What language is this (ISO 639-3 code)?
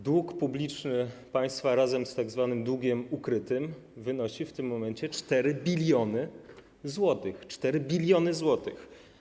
pol